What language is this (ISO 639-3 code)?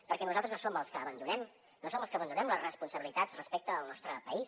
cat